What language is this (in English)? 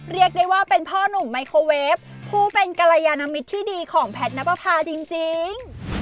Thai